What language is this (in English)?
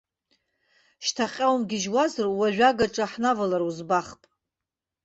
Abkhazian